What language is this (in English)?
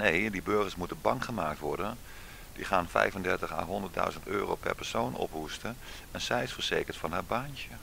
Dutch